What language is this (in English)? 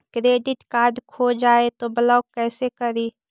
Magahi